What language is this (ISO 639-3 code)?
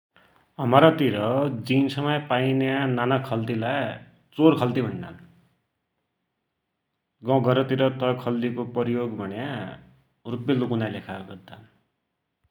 dty